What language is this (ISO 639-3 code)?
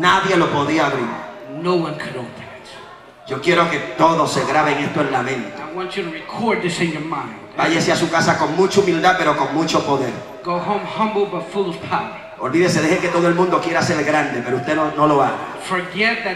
spa